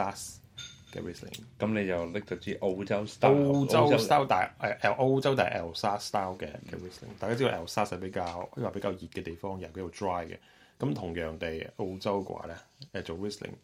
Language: Chinese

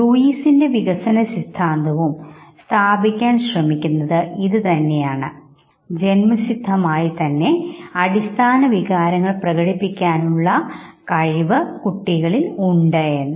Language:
Malayalam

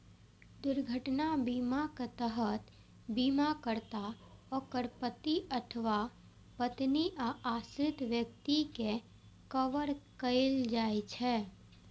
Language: Maithili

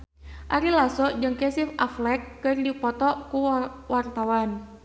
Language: Sundanese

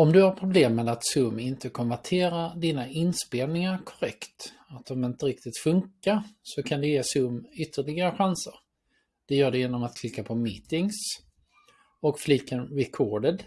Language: Swedish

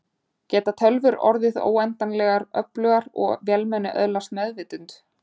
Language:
Icelandic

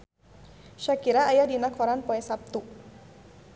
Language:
Sundanese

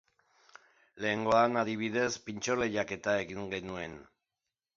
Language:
Basque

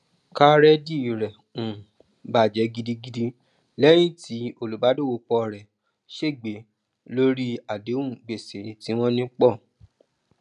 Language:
Yoruba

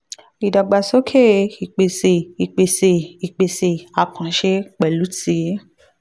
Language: Yoruba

